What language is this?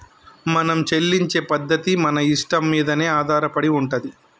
Telugu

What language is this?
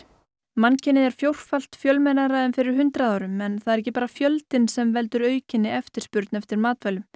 Icelandic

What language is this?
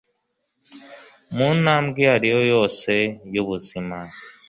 Kinyarwanda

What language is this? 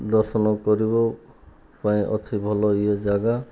Odia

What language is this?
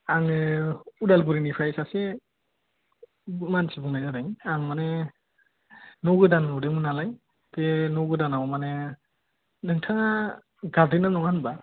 Bodo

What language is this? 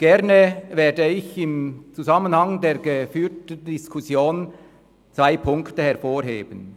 Swiss German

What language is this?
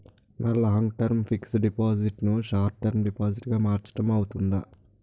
Telugu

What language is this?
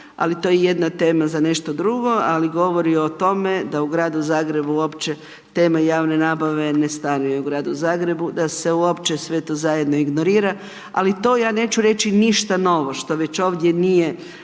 Croatian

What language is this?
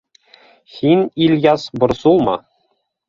Bashkir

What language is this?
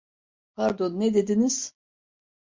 Turkish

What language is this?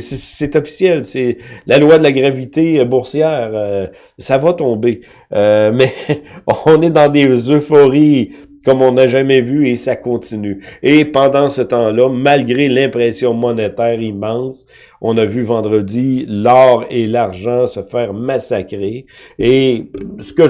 French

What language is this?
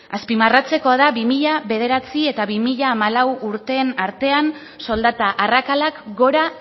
Basque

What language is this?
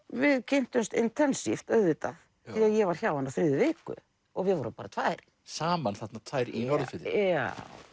Icelandic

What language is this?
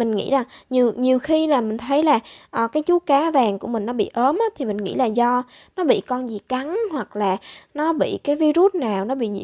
Vietnamese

